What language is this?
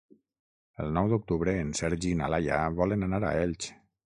Catalan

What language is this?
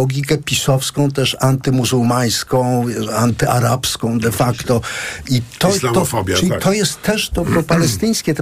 Polish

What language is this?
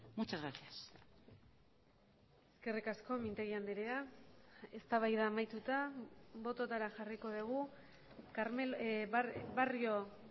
Basque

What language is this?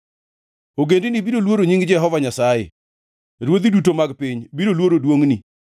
Luo (Kenya and Tanzania)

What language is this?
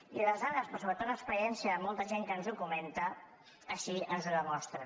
Catalan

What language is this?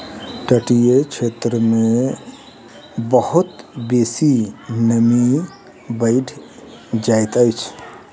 Maithili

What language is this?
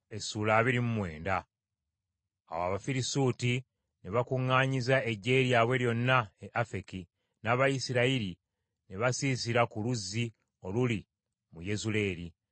Ganda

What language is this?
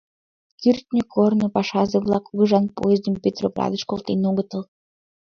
Mari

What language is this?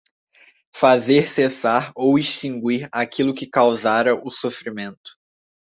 Portuguese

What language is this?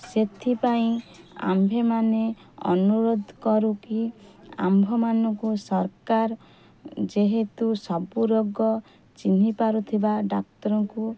Odia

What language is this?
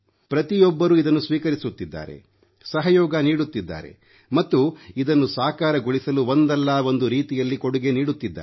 Kannada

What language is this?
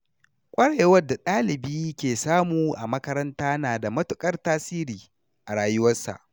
Hausa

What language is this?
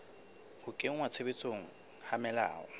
Southern Sotho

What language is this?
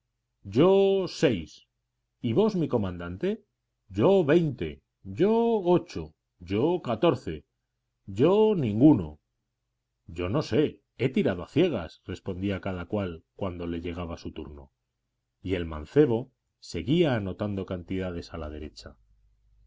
Spanish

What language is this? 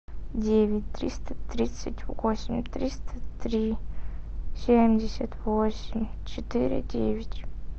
Russian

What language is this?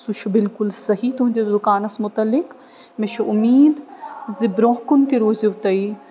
Kashmiri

